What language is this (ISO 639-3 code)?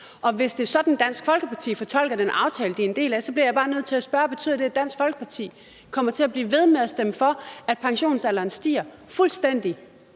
dan